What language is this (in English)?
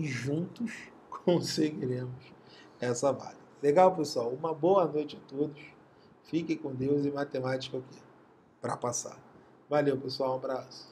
Portuguese